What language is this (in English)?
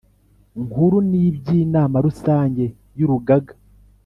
Kinyarwanda